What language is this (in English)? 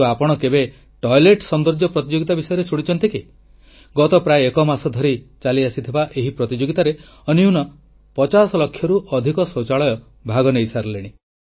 Odia